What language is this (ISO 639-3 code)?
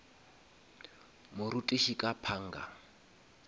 nso